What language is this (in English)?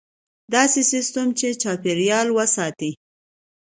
Pashto